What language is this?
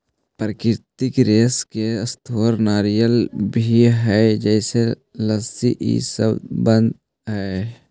Magahi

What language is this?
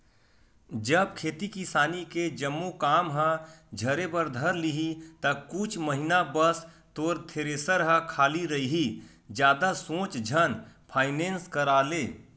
Chhattisgarhi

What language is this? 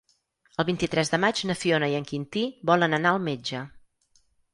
Catalan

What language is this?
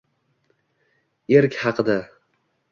Uzbek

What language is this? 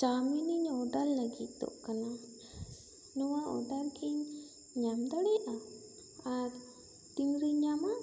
Santali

